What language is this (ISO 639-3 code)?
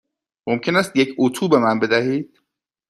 fas